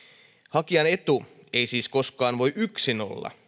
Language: Finnish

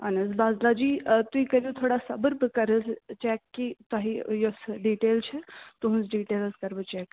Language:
Kashmiri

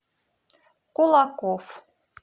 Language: Russian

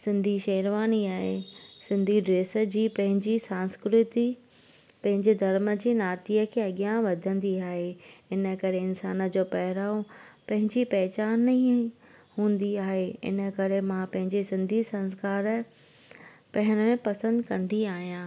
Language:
Sindhi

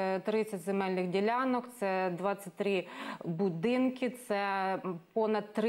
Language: Ukrainian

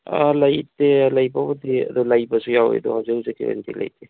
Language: Manipuri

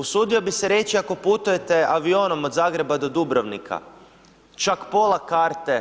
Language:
Croatian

